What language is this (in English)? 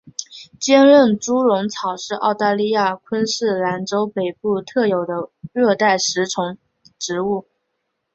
Chinese